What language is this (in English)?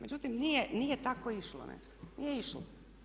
Croatian